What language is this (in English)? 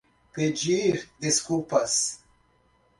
Portuguese